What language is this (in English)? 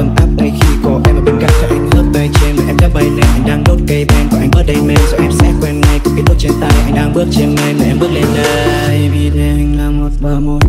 Vietnamese